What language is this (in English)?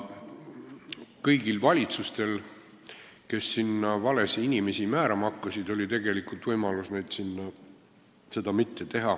Estonian